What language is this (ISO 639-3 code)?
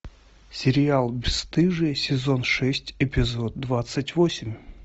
rus